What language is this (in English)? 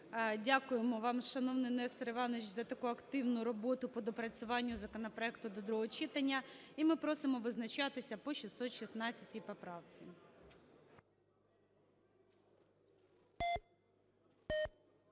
Ukrainian